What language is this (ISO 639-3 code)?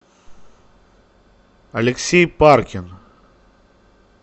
rus